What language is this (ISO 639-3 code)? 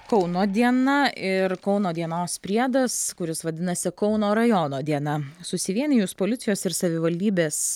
lit